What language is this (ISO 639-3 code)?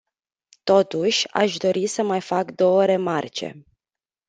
ron